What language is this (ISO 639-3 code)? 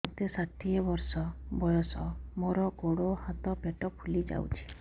ori